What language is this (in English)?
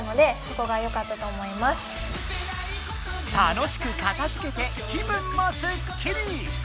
Japanese